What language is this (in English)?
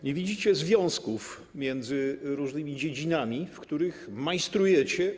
Polish